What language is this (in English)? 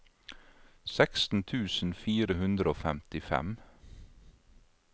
Norwegian